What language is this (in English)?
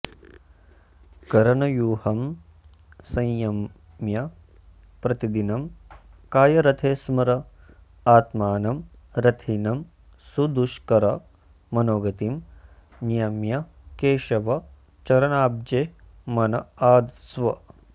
Sanskrit